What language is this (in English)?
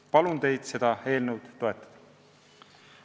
Estonian